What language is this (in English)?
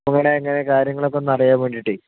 Malayalam